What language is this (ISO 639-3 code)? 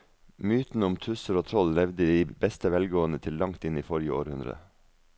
nor